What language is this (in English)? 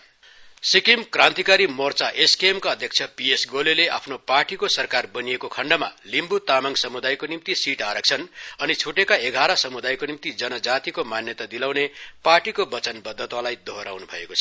Nepali